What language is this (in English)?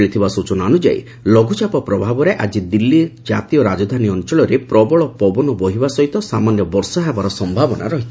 Odia